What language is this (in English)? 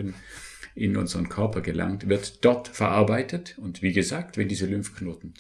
German